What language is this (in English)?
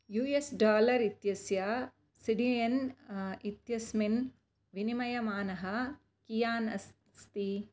Sanskrit